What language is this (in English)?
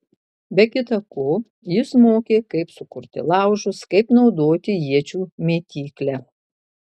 Lithuanian